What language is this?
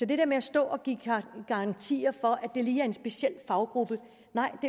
Danish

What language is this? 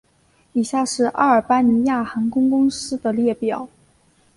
Chinese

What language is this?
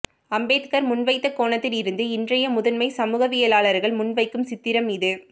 Tamil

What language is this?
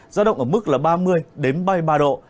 Vietnamese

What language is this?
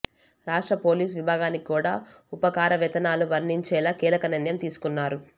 Telugu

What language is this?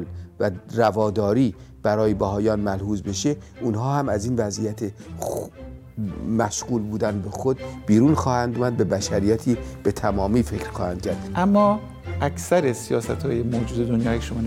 Persian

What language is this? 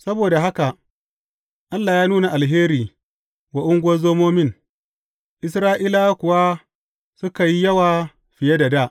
Hausa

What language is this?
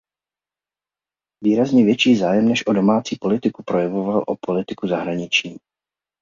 Czech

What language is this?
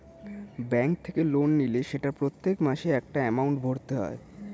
Bangla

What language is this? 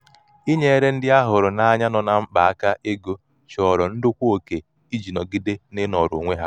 Igbo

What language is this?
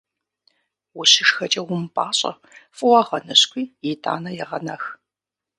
Kabardian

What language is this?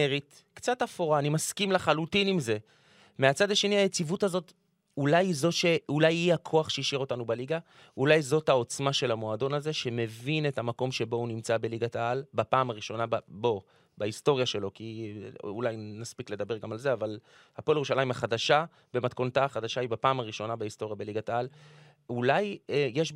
Hebrew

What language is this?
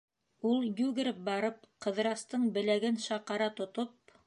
Bashkir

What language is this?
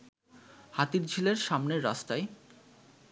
Bangla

